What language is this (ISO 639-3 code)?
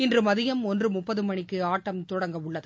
tam